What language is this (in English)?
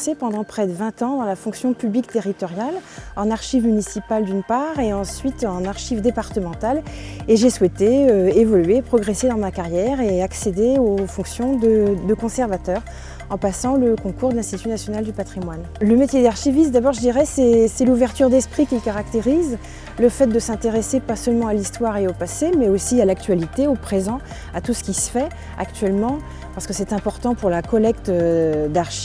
French